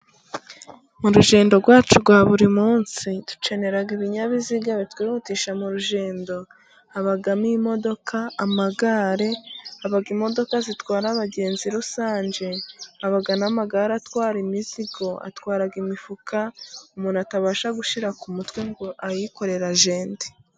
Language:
Kinyarwanda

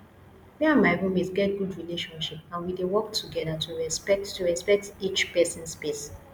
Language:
Nigerian Pidgin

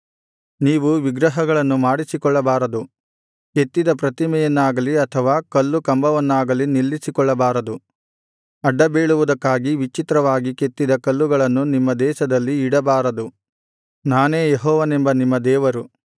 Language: Kannada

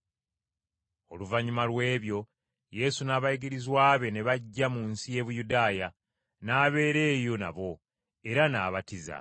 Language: Ganda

